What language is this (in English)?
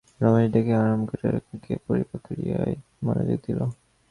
Bangla